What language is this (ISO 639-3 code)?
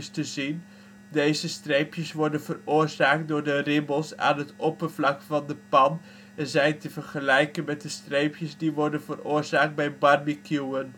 nld